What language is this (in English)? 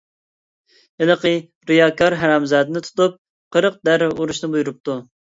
Uyghur